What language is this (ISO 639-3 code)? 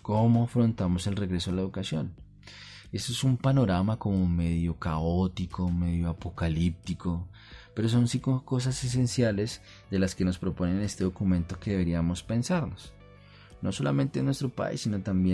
spa